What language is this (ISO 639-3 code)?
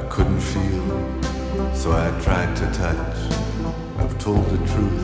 eng